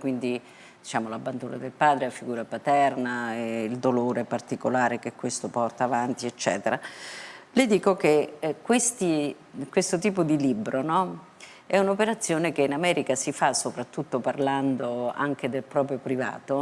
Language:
Italian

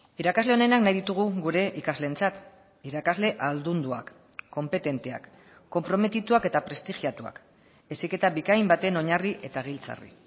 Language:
Basque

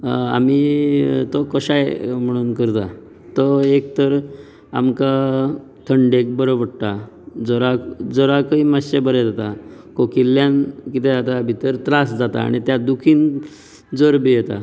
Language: Konkani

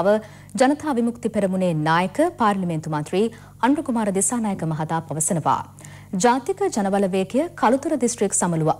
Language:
Hindi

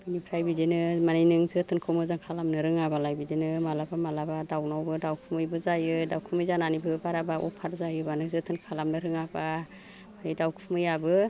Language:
Bodo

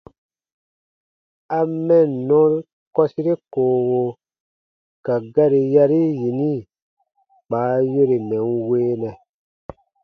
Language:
Baatonum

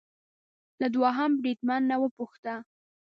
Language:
Pashto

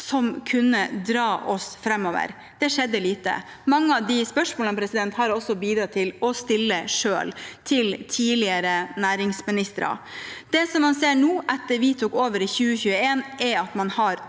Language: Norwegian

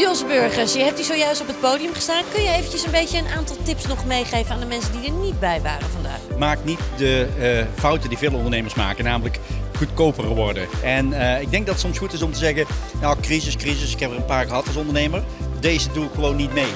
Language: Dutch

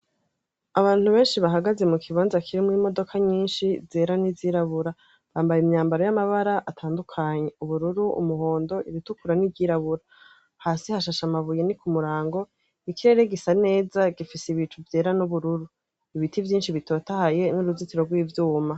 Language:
Rundi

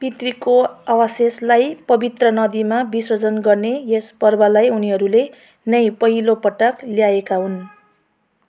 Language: Nepali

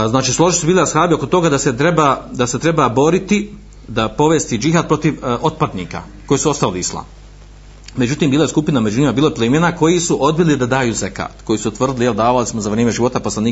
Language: Croatian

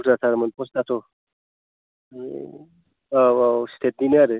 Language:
Bodo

